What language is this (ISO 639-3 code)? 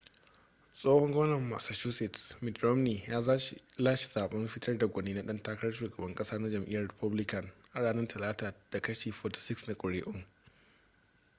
hau